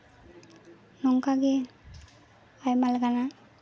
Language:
Santali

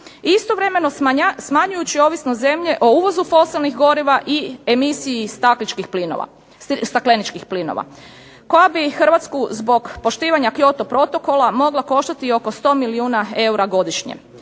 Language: Croatian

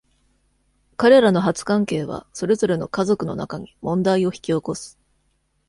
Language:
Japanese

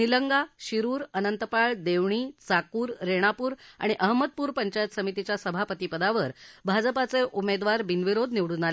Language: Marathi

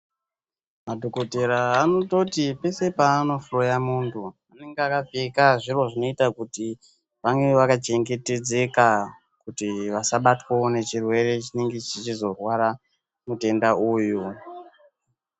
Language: Ndau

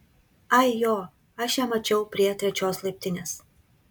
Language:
Lithuanian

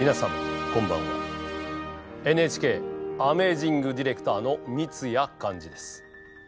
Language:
Japanese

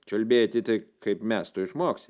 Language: Lithuanian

